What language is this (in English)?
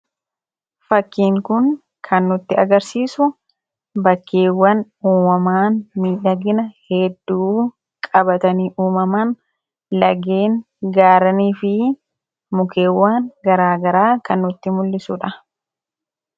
Oromo